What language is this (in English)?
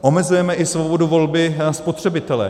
Czech